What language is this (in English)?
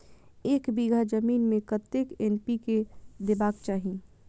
Maithili